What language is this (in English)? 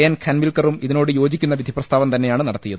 Malayalam